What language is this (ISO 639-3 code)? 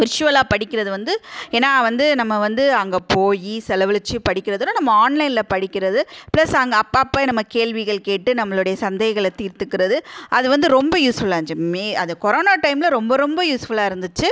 tam